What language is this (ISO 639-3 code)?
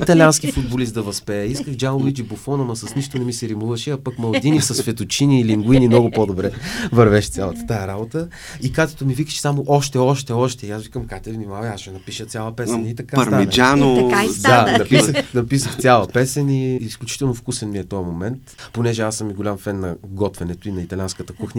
bul